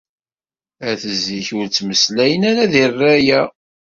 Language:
Kabyle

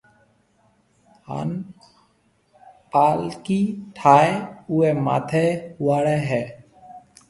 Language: Marwari (Pakistan)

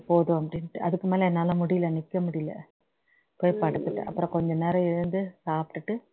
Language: Tamil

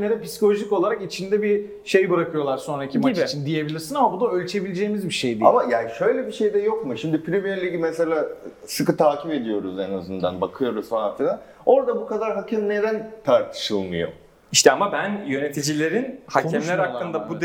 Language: Turkish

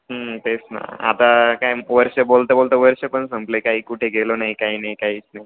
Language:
Marathi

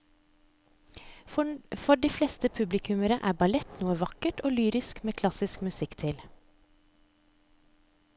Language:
Norwegian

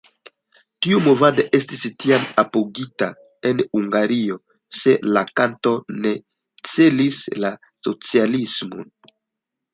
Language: Esperanto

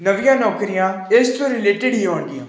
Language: Punjabi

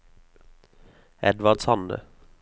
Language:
Norwegian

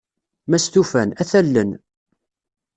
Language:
Kabyle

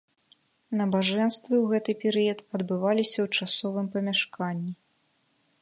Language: Belarusian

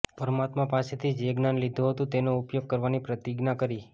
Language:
Gujarati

